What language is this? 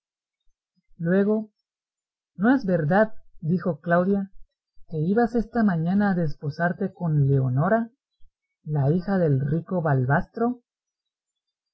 Spanish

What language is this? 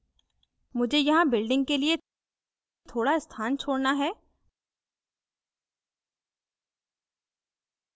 Hindi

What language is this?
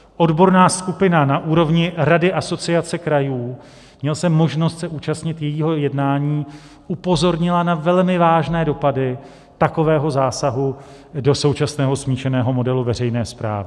Czech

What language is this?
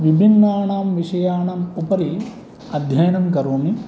Sanskrit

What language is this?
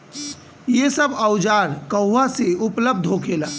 Bhojpuri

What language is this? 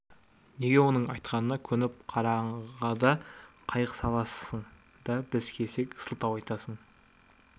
Kazakh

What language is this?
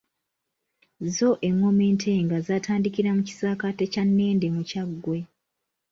Ganda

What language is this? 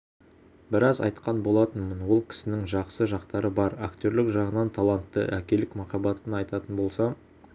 Kazakh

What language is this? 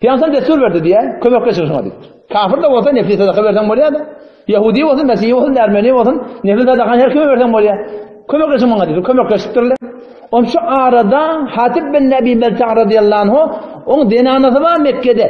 Turkish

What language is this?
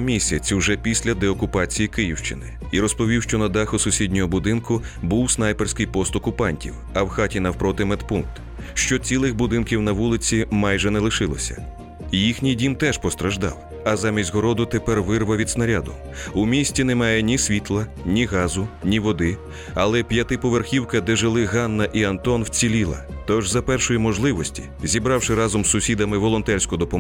Ukrainian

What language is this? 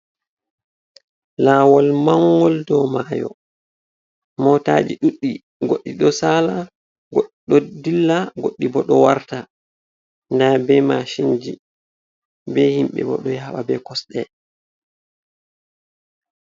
Fula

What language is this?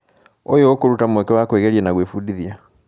Kikuyu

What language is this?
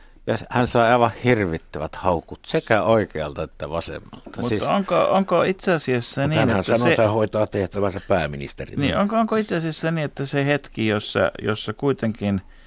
Finnish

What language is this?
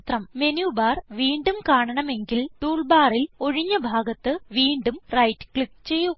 Malayalam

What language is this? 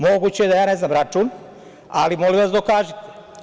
Serbian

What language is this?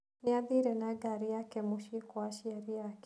Kikuyu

